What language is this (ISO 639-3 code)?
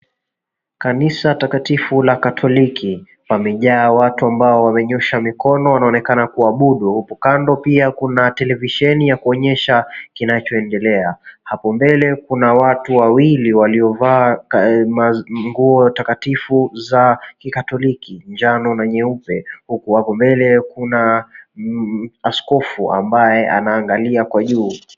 swa